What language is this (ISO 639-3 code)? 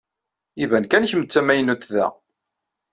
kab